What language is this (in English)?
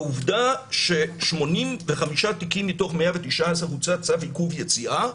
Hebrew